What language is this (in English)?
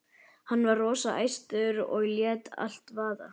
Icelandic